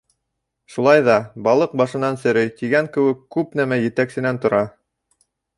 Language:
Bashkir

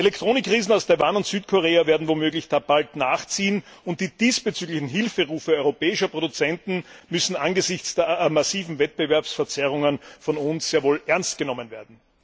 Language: German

